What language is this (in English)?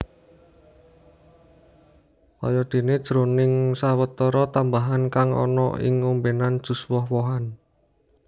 Javanese